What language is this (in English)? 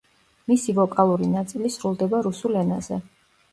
Georgian